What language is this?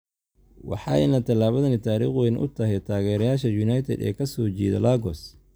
Somali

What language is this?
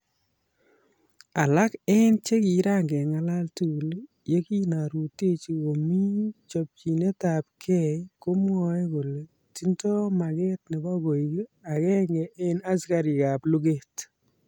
Kalenjin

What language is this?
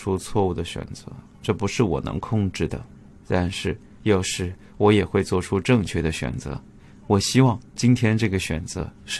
Chinese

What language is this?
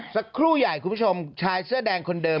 Thai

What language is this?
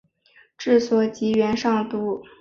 Chinese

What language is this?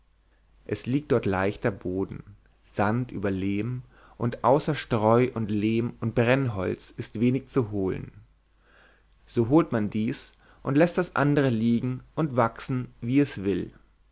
German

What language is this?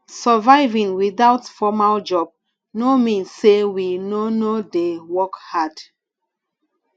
Nigerian Pidgin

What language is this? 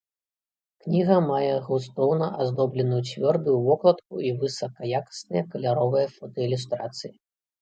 Belarusian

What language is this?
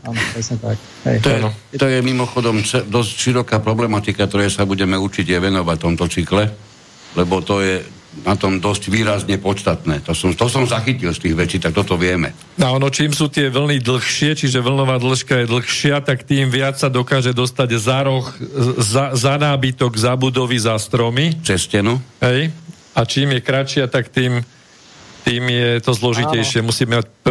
Slovak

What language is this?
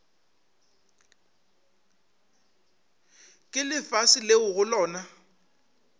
Northern Sotho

